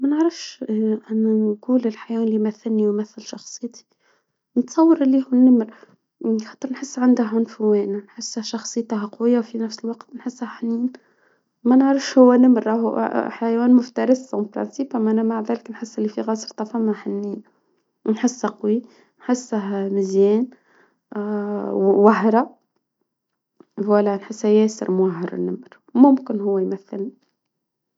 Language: Tunisian Arabic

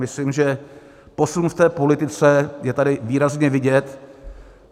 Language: Czech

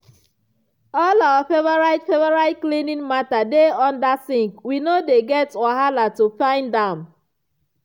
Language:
Nigerian Pidgin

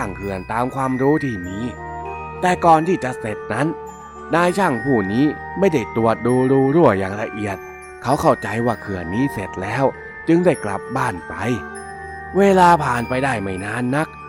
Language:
Thai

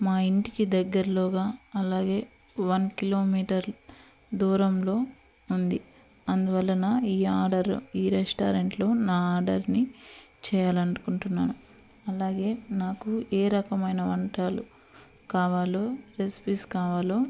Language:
Telugu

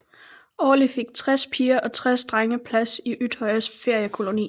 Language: Danish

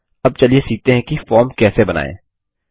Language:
Hindi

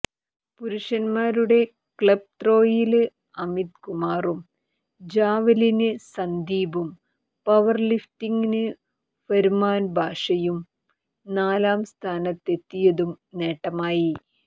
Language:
Malayalam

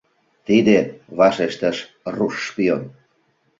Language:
Mari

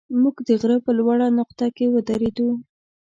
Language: Pashto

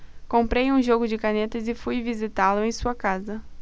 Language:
Portuguese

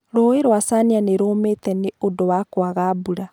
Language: Kikuyu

